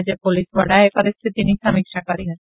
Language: Gujarati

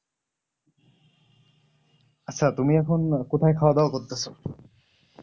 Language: Bangla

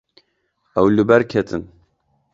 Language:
Kurdish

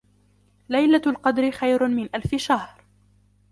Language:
Arabic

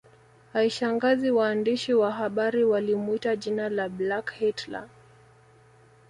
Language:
Swahili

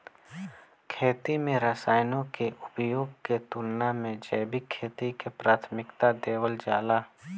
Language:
Bhojpuri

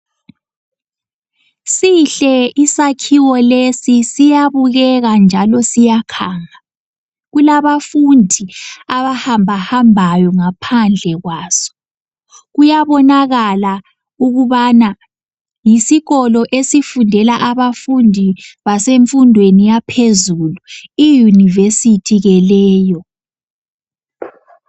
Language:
North Ndebele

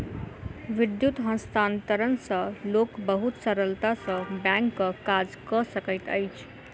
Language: Maithili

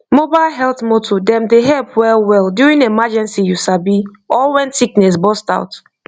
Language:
Nigerian Pidgin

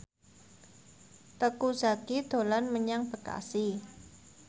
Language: Javanese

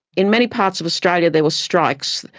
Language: English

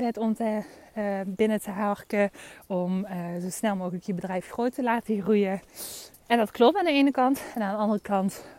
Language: Dutch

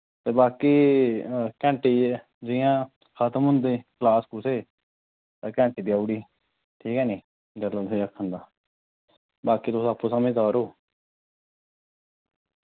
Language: Dogri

